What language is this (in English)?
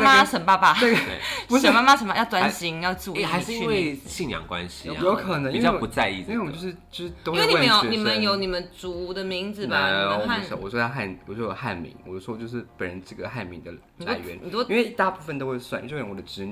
Chinese